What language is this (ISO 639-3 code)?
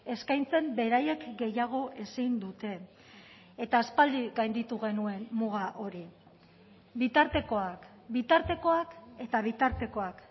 eus